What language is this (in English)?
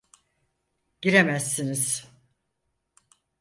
Turkish